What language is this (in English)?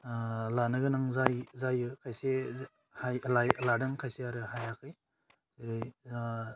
Bodo